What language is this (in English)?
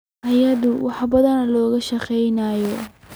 Somali